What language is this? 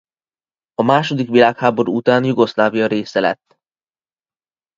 Hungarian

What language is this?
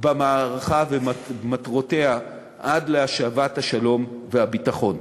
Hebrew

